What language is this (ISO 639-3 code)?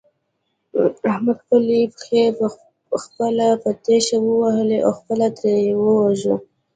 pus